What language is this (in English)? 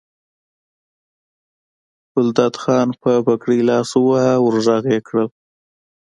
Pashto